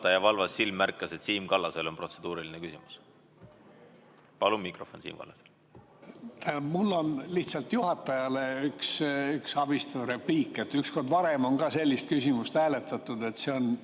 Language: Estonian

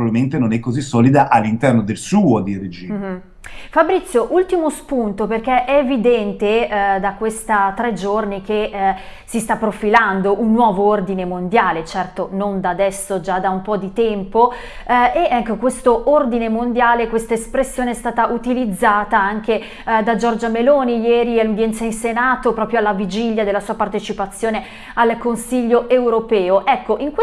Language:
Italian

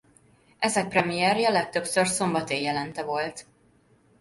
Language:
Hungarian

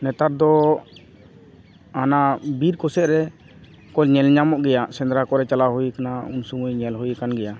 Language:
Santali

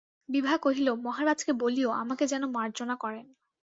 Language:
Bangla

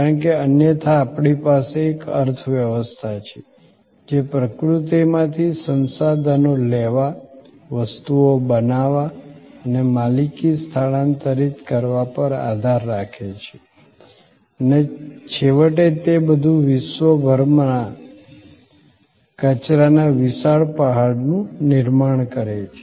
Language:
Gujarati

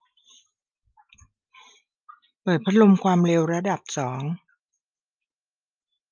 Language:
Thai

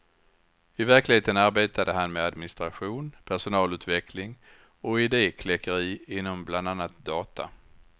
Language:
Swedish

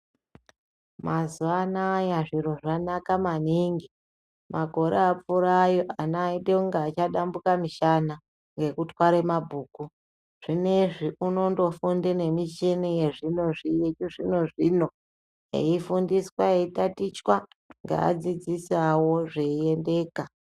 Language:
Ndau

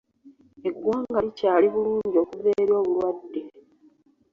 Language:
Ganda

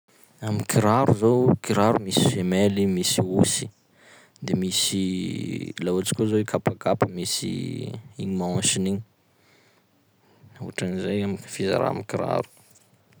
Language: Sakalava Malagasy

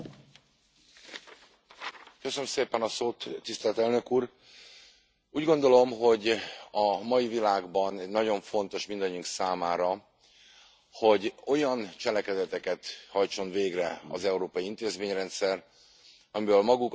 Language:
Hungarian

